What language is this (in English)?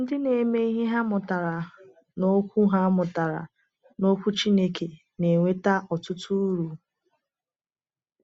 Igbo